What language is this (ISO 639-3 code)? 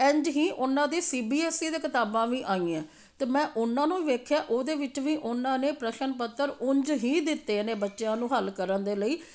pan